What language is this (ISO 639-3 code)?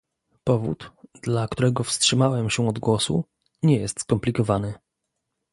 pol